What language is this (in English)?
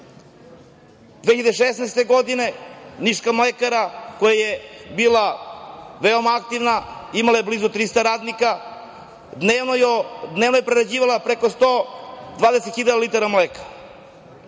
Serbian